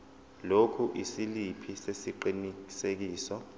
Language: Zulu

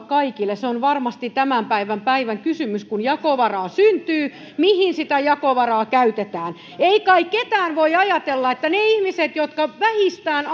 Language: Finnish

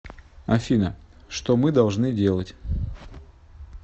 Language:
Russian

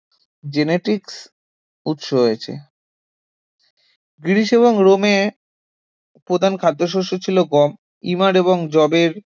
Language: Bangla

